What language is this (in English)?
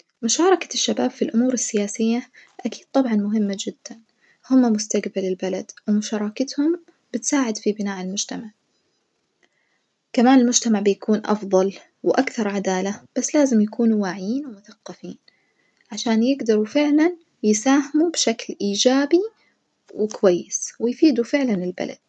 Najdi Arabic